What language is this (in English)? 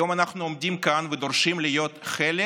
Hebrew